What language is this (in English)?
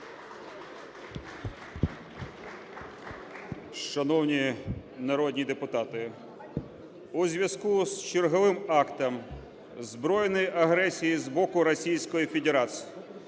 Ukrainian